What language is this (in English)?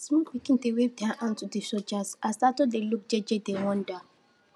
Nigerian Pidgin